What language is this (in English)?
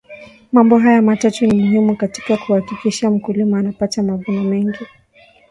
Swahili